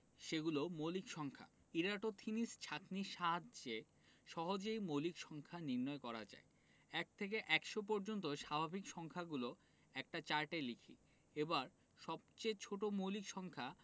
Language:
Bangla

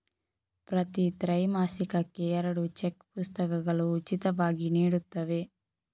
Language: Kannada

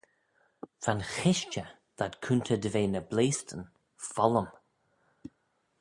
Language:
Manx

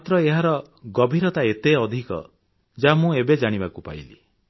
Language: Odia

